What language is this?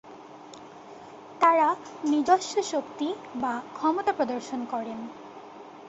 Bangla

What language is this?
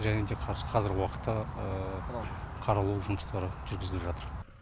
Kazakh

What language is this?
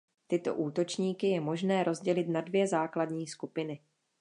Czech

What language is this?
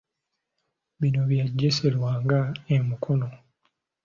Ganda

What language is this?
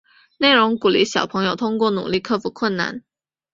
Chinese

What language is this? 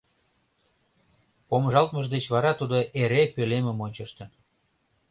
Mari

